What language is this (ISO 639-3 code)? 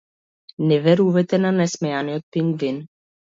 mkd